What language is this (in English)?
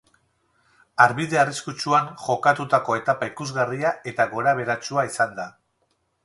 Basque